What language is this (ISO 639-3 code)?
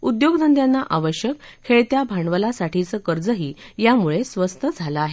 mar